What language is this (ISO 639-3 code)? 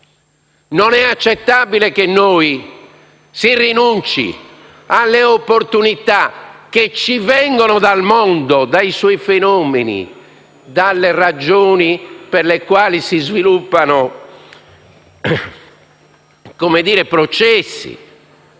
ita